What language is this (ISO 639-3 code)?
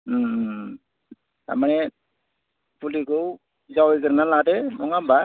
brx